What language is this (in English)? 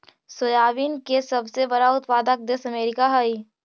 Magahi